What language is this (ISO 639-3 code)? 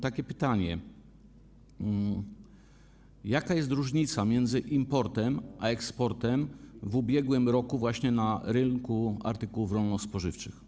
pol